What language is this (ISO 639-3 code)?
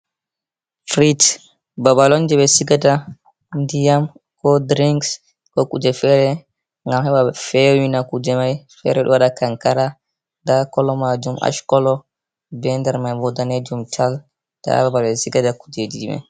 ful